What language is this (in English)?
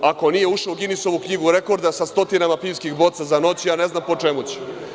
Serbian